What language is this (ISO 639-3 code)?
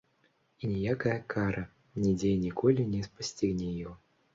bel